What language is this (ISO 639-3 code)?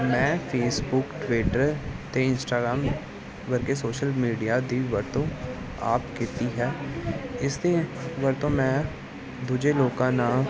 pan